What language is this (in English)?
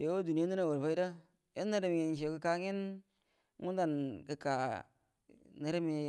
Buduma